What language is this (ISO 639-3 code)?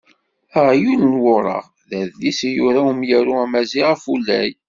kab